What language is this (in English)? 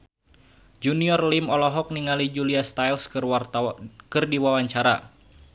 Sundanese